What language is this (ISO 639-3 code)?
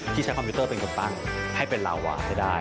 tha